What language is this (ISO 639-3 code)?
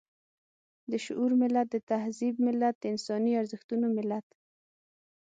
pus